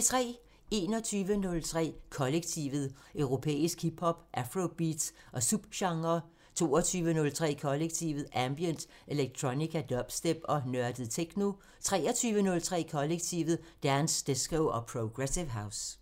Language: Danish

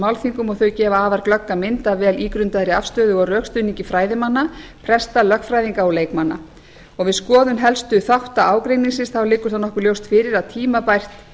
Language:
Icelandic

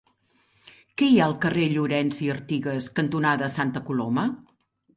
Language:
Catalan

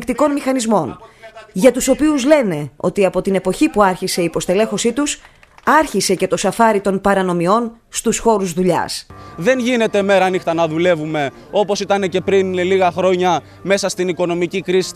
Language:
Greek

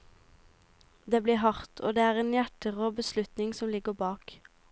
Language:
Norwegian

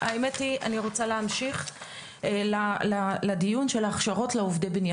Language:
Hebrew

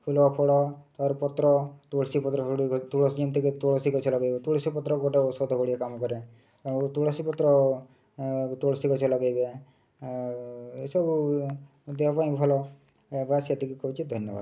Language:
Odia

